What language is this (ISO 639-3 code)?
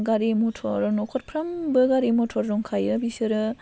brx